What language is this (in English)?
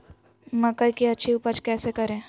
Magahi